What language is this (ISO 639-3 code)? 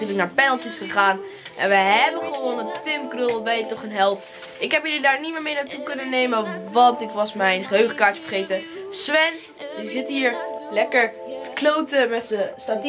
nld